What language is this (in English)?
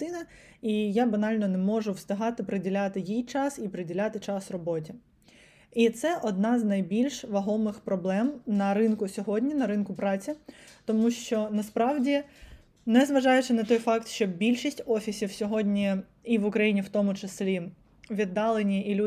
Ukrainian